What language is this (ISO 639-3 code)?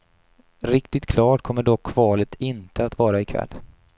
swe